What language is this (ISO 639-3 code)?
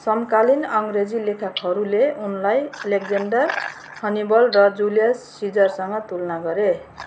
nep